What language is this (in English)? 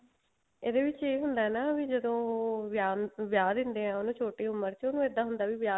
Punjabi